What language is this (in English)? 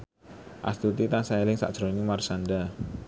Javanese